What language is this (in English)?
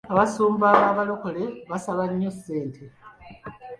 Ganda